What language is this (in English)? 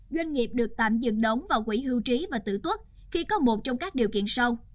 Vietnamese